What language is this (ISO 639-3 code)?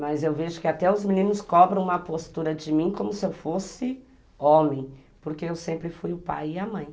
por